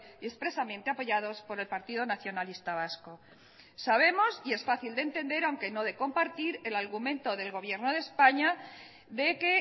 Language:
Spanish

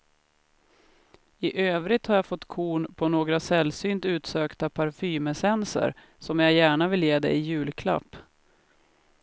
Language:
Swedish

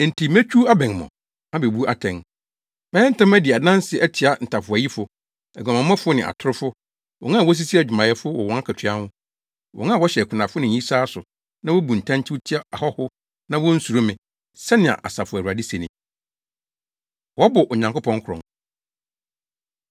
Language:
Akan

